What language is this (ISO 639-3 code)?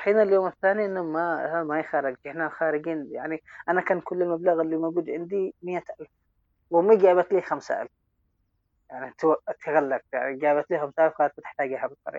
ara